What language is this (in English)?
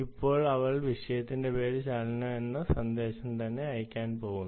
Malayalam